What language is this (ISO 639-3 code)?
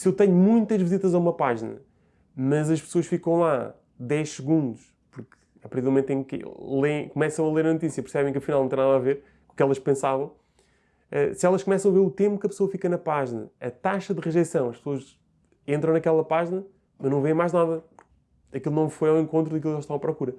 por